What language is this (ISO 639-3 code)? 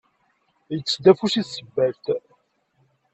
kab